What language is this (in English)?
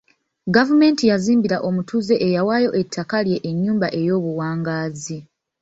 Ganda